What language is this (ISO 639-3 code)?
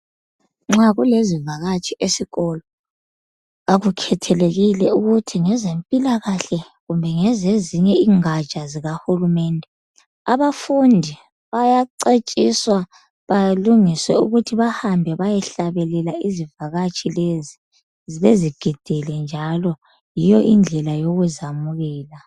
nde